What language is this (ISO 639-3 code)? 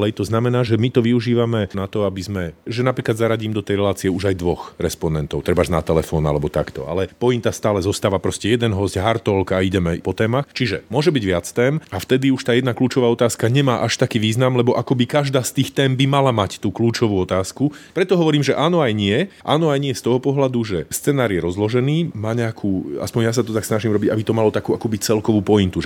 slk